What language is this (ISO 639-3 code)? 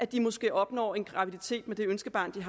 dan